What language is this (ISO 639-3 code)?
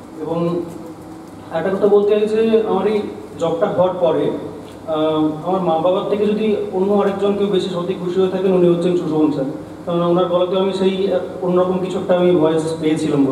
hin